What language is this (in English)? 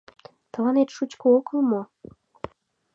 Mari